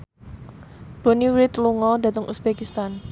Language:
Javanese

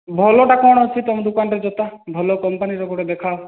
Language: Odia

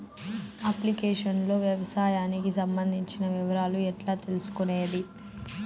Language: Telugu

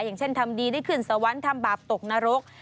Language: Thai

